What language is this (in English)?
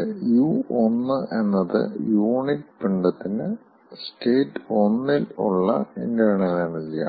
Malayalam